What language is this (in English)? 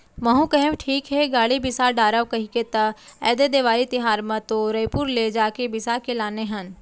Chhattisgarhi